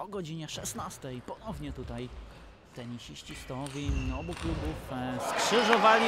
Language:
Polish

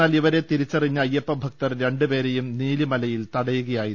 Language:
Malayalam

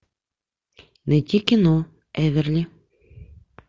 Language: Russian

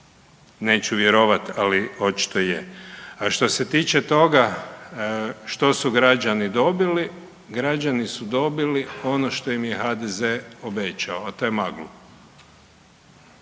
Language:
Croatian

